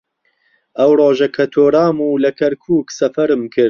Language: Central Kurdish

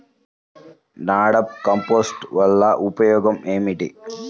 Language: Telugu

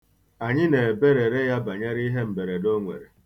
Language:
Igbo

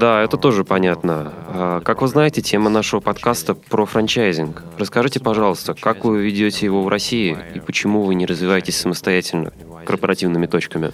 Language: Russian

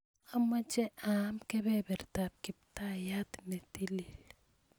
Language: Kalenjin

